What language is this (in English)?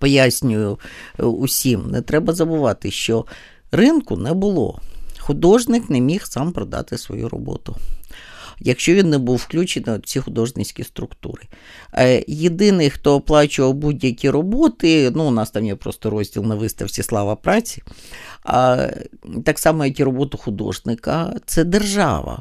Ukrainian